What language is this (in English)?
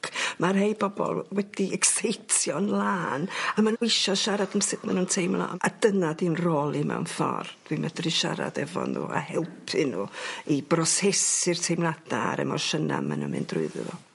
Welsh